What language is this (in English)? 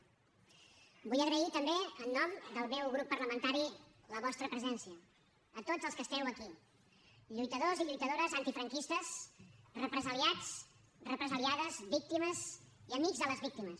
Catalan